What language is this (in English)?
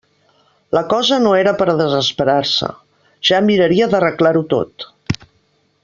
Catalan